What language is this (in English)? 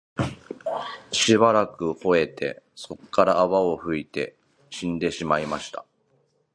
Japanese